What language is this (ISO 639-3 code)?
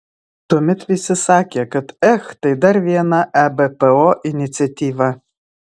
lit